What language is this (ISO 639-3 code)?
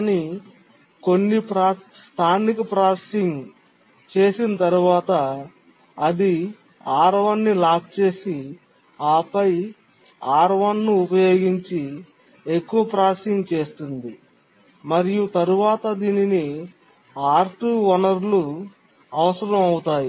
tel